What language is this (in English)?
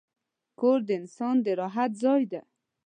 Pashto